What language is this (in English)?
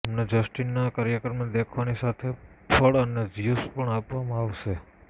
Gujarati